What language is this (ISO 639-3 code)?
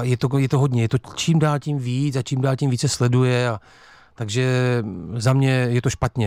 ces